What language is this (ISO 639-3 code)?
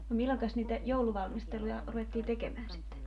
fin